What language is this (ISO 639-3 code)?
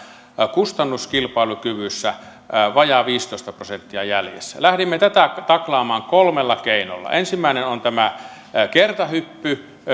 fin